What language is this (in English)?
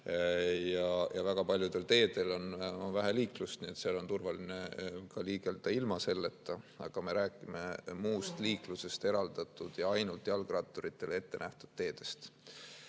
Estonian